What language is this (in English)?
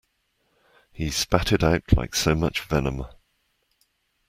English